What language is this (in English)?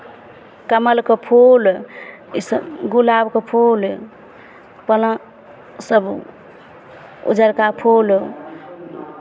Maithili